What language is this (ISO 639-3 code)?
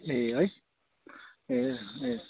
nep